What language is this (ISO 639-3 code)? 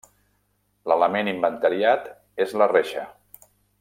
cat